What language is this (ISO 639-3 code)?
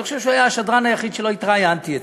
heb